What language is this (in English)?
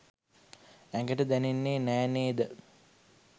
Sinhala